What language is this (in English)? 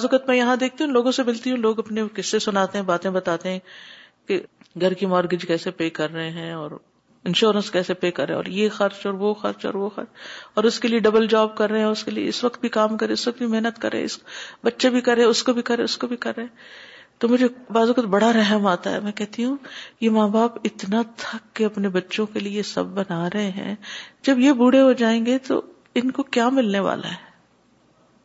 Urdu